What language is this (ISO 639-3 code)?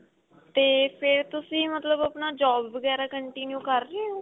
pan